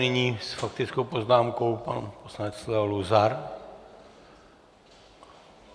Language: Czech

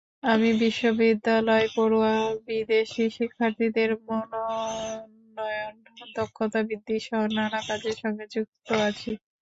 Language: Bangla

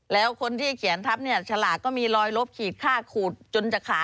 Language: Thai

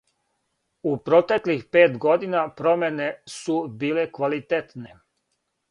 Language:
Serbian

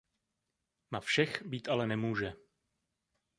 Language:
Czech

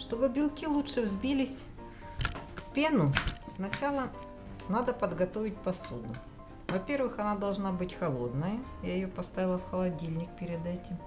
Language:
Russian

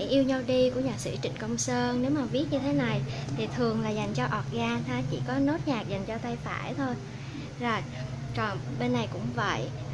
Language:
Vietnamese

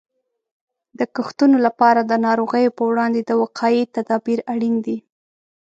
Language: Pashto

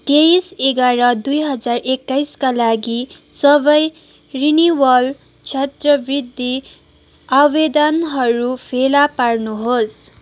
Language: Nepali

